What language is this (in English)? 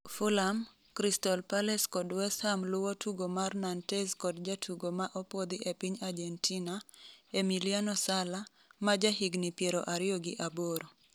Luo (Kenya and Tanzania)